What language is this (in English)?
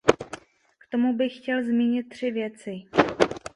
Czech